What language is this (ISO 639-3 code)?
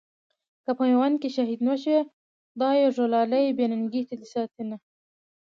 pus